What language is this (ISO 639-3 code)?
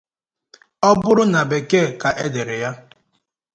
ibo